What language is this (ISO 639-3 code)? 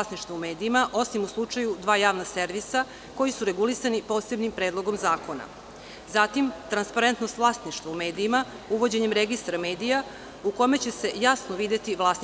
srp